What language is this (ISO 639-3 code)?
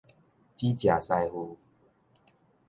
nan